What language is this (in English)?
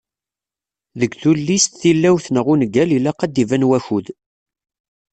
Kabyle